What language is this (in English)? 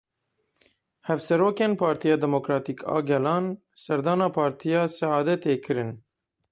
Kurdish